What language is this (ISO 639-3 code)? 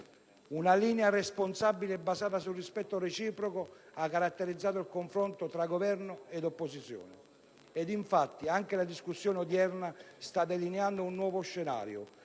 ita